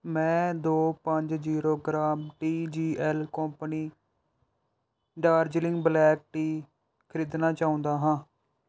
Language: Punjabi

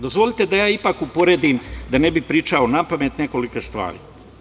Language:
Serbian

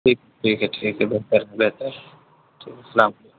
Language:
Urdu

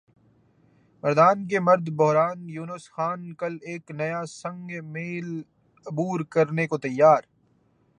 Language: Urdu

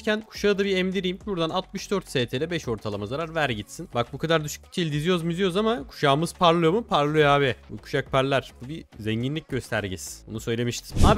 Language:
Turkish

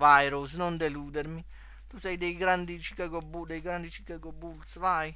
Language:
Italian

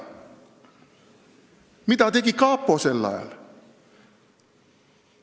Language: Estonian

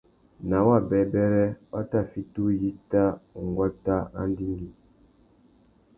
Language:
Tuki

